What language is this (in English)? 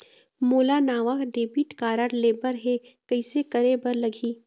Chhattisgarhi